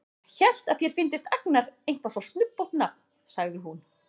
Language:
Icelandic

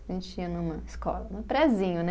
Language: Portuguese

